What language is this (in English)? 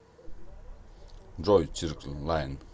Russian